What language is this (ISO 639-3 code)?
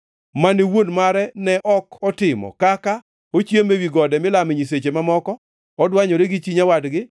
luo